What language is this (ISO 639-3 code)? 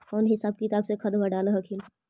mag